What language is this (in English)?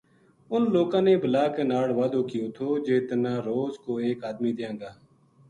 Gujari